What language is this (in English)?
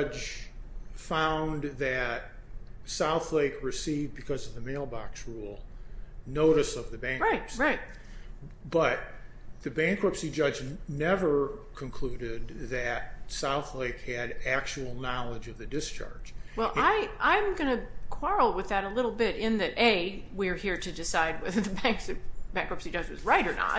English